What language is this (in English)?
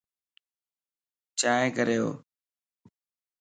Lasi